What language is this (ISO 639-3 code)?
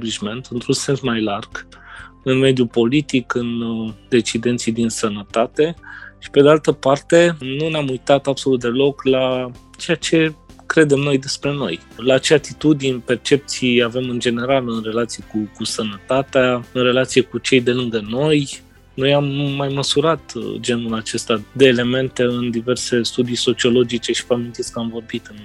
ron